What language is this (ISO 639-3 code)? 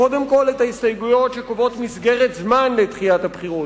heb